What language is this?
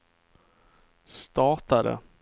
Swedish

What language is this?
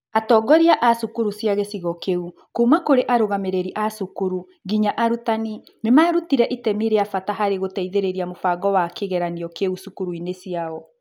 Kikuyu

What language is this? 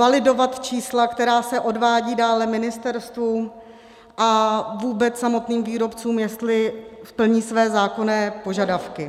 Czech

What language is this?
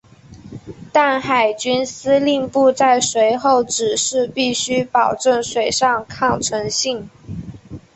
Chinese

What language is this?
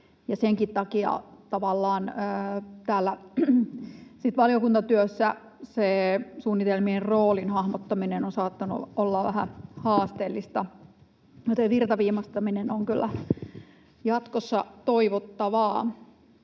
Finnish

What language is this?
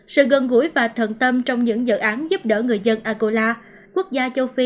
Vietnamese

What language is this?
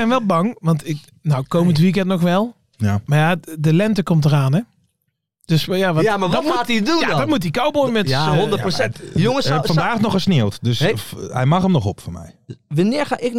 Dutch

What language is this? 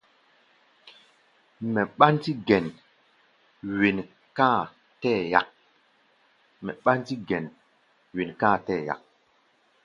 Gbaya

